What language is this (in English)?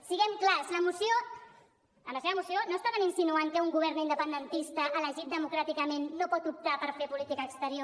Catalan